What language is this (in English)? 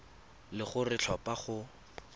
Tswana